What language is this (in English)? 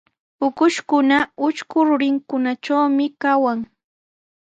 Sihuas Ancash Quechua